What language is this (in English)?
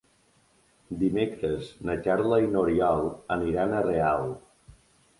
Catalan